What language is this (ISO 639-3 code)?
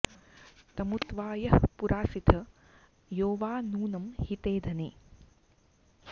san